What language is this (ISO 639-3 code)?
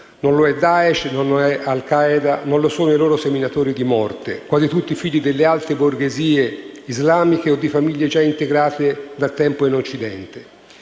ita